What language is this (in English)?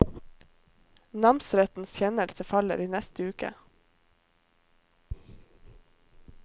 Norwegian